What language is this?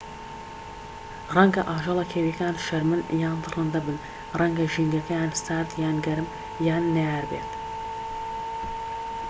Central Kurdish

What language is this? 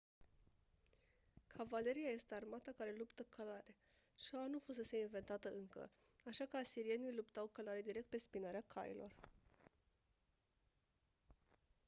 Romanian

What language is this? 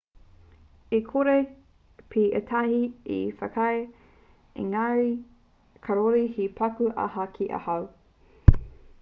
Māori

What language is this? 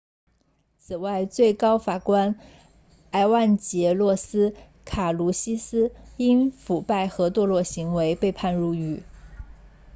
Chinese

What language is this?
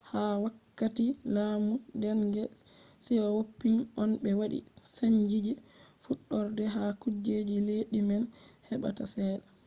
Fula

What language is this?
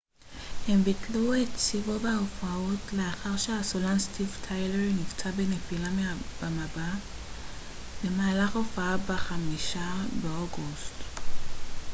Hebrew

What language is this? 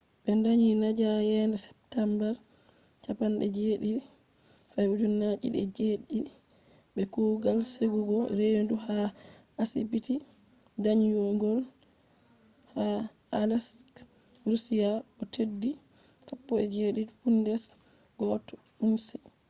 Fula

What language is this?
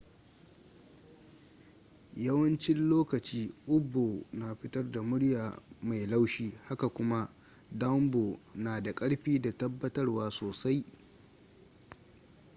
Hausa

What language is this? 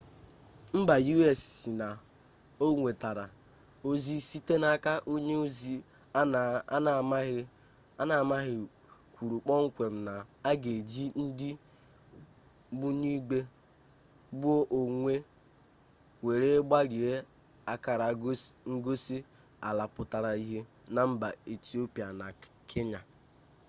Igbo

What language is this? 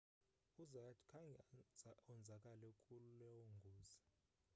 Xhosa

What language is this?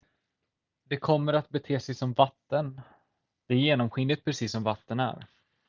Swedish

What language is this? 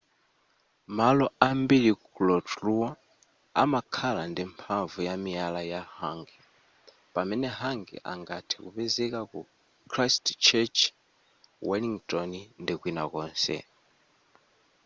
Nyanja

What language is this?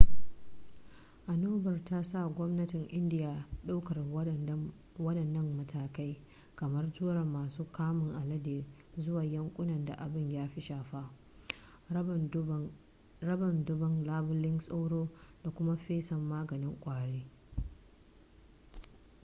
Hausa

